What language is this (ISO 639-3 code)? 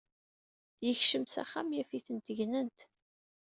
kab